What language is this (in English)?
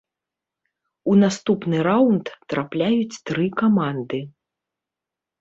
Belarusian